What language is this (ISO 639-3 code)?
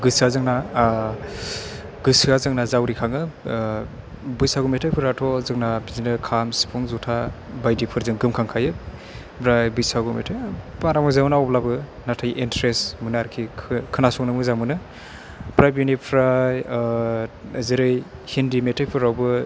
brx